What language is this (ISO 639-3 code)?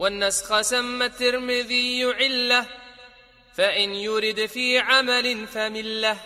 ara